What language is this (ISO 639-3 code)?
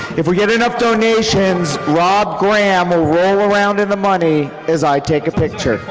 eng